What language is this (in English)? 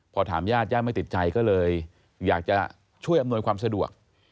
Thai